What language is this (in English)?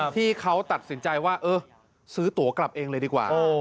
Thai